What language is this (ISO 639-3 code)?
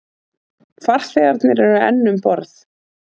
isl